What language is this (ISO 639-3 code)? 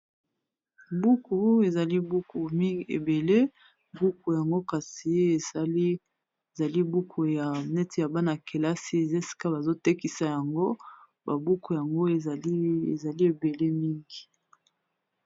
lin